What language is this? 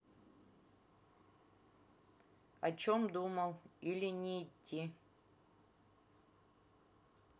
Russian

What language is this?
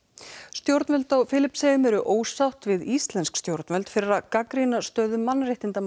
Icelandic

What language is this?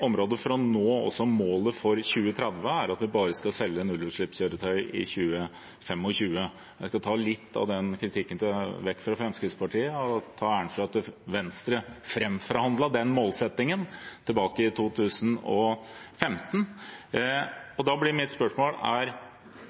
Norwegian Bokmål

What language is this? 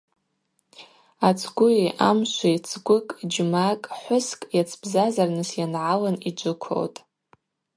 Abaza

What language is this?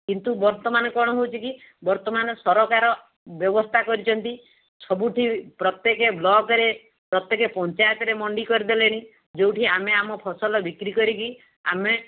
Odia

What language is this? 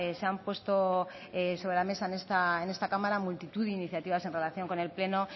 Spanish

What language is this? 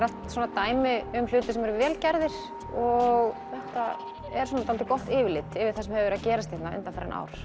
Icelandic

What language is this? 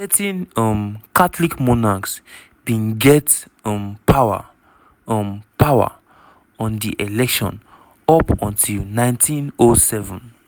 Nigerian Pidgin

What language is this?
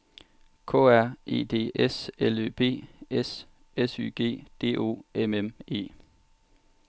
Danish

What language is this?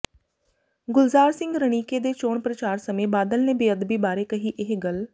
Punjabi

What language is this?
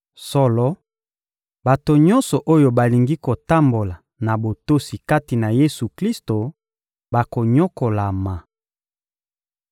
Lingala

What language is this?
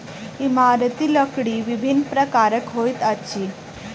Maithili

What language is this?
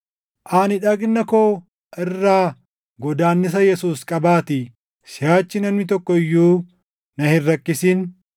Oromo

